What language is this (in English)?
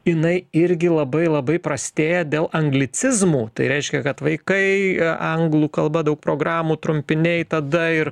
Lithuanian